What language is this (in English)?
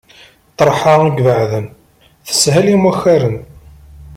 Kabyle